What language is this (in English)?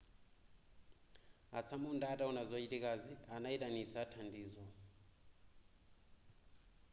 Nyanja